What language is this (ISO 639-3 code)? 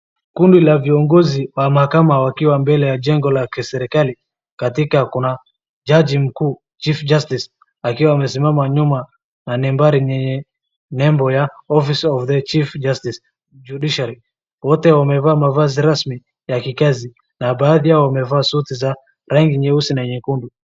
swa